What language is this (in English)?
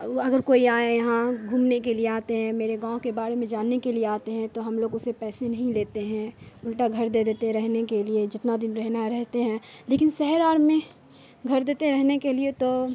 Urdu